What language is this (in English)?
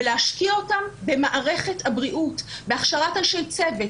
Hebrew